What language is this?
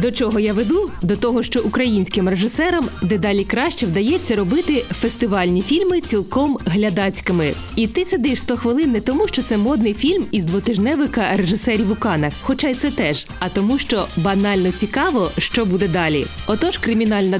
Ukrainian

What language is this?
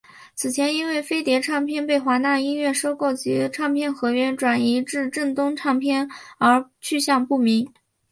Chinese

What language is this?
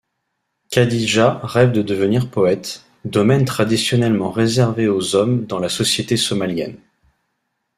French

